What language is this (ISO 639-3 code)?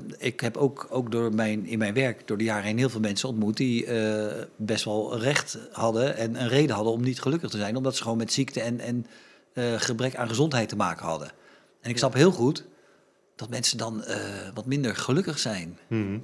nld